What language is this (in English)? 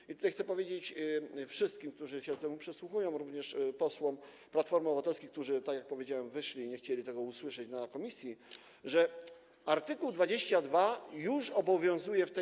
Polish